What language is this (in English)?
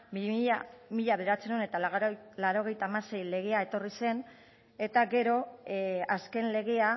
Basque